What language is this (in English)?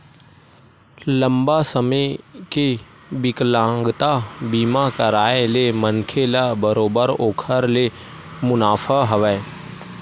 Chhattisgarhi